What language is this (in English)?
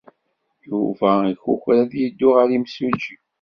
Kabyle